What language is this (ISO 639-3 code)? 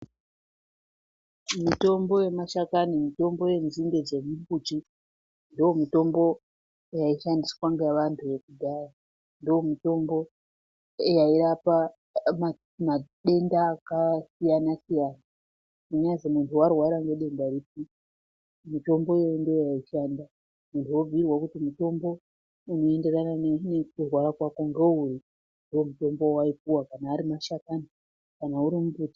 ndc